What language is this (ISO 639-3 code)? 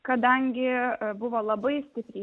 lit